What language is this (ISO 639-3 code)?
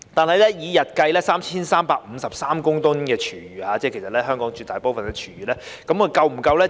yue